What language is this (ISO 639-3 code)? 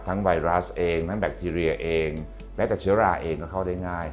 tha